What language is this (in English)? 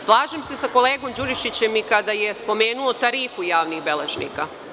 Serbian